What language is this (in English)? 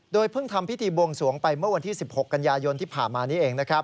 Thai